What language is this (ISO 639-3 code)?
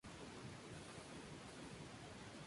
spa